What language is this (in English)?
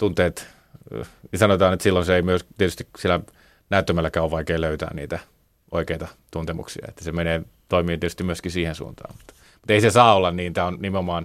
Finnish